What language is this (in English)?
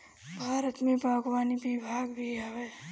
Bhojpuri